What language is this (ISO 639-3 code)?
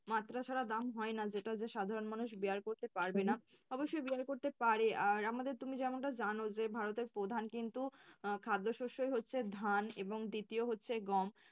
ben